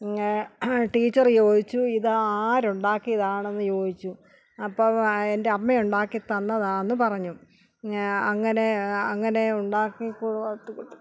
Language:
Malayalam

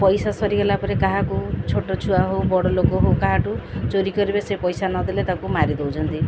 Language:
Odia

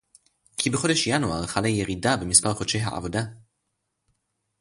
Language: Hebrew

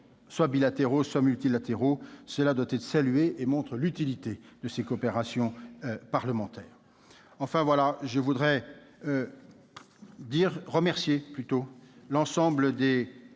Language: French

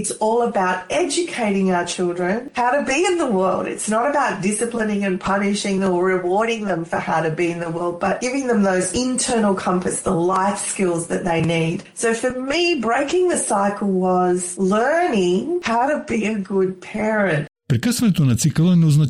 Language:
Bulgarian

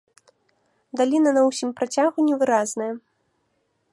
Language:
Belarusian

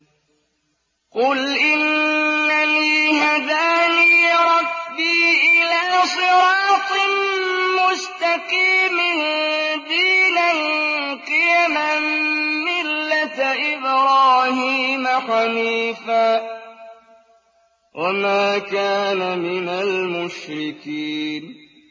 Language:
Arabic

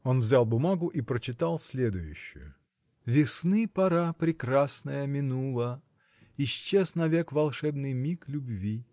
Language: Russian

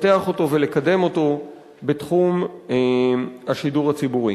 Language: Hebrew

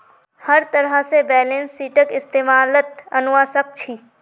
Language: Magahi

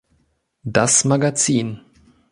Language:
German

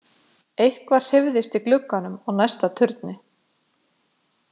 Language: Icelandic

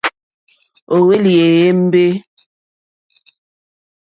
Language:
Mokpwe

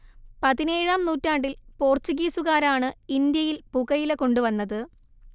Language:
Malayalam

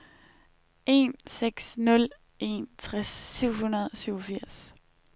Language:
Danish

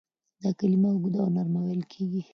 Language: Pashto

